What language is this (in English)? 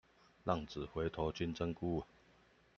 Chinese